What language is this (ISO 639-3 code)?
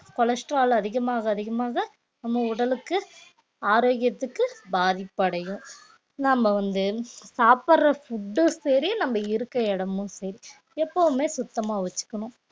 tam